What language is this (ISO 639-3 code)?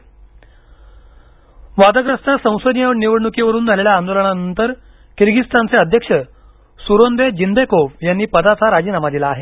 mar